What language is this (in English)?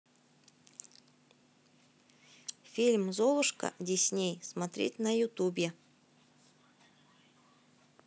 Russian